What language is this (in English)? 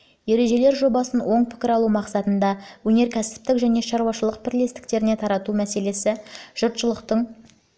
Kazakh